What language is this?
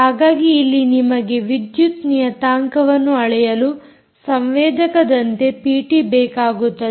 Kannada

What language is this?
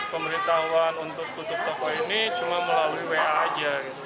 Indonesian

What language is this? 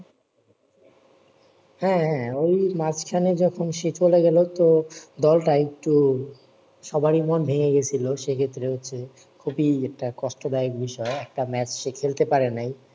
Bangla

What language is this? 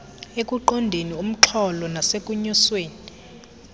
Xhosa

